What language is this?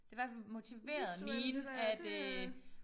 Danish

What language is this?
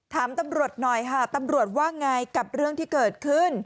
Thai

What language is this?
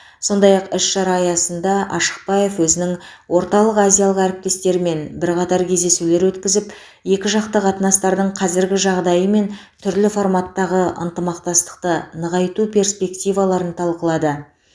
Kazakh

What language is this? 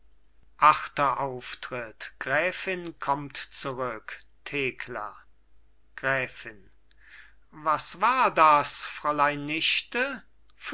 German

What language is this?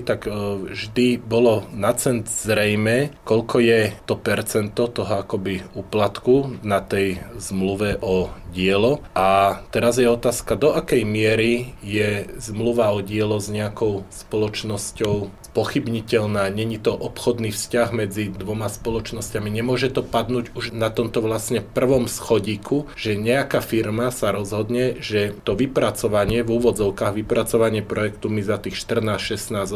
Slovak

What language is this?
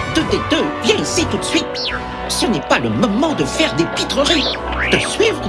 French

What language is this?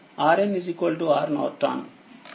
Telugu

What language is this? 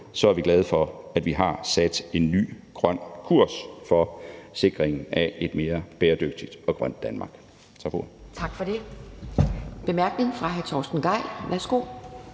Danish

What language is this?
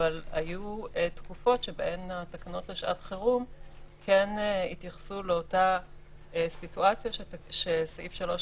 Hebrew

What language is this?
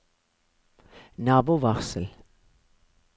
Norwegian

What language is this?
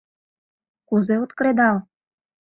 Mari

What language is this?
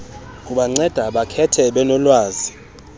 Xhosa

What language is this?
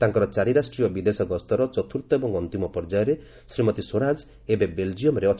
Odia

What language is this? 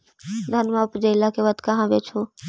Magahi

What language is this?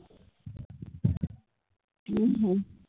Punjabi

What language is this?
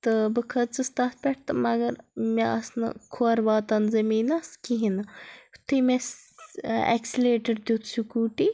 Kashmiri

